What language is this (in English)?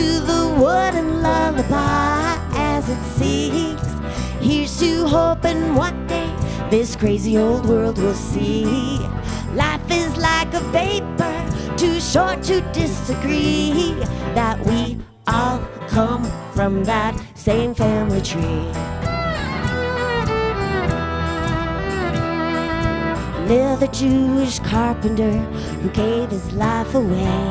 English